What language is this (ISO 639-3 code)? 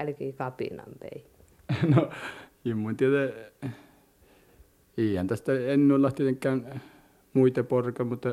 fin